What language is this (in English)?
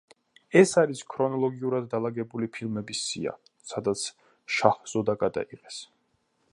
Georgian